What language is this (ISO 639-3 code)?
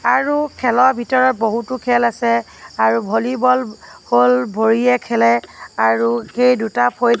asm